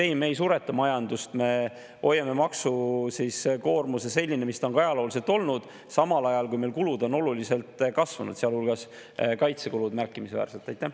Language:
Estonian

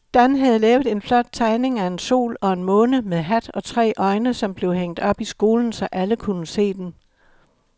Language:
Danish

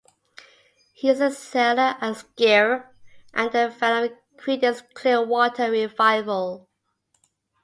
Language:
English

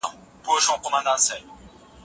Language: Pashto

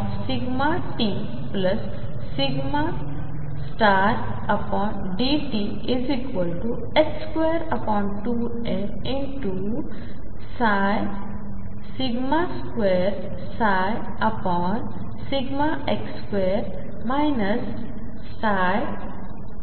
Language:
Marathi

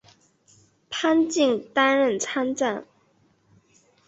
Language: Chinese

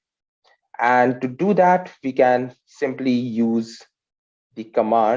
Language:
English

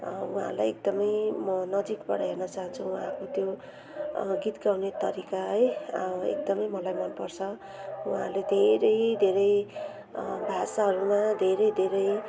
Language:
Nepali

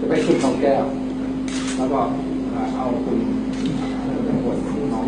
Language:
Thai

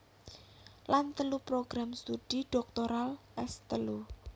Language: Javanese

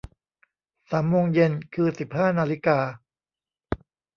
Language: Thai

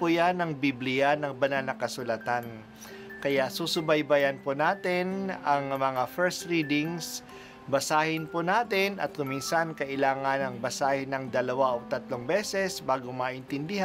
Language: Filipino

